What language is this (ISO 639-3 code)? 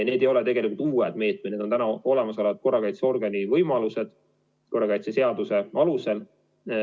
est